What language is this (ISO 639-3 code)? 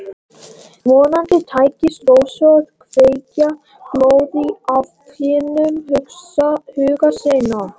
isl